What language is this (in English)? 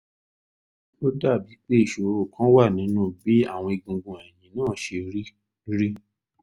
Yoruba